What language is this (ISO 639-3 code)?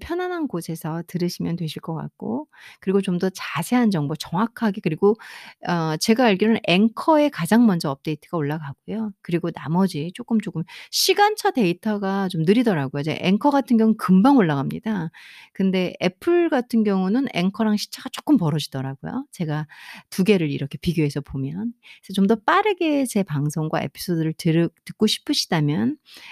kor